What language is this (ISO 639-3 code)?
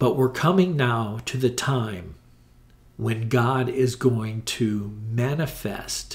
eng